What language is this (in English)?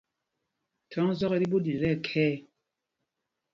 Mpumpong